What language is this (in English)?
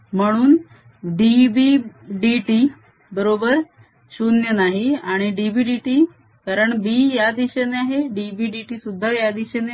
Marathi